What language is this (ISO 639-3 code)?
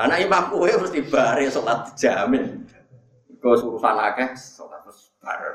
ind